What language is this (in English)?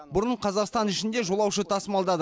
Kazakh